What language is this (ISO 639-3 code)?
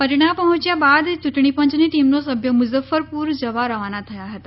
guj